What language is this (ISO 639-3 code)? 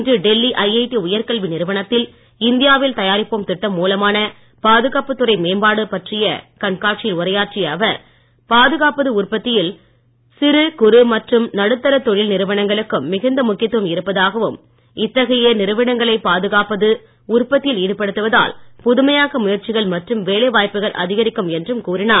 tam